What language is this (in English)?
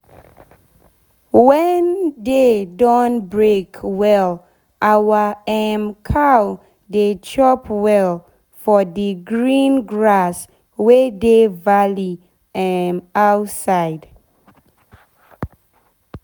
Nigerian Pidgin